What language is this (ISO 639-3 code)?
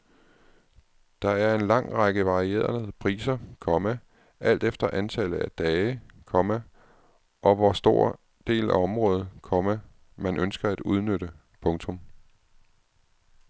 dan